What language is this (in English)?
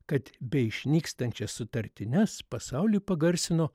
Lithuanian